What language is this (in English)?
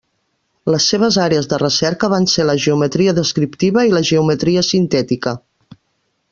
Catalan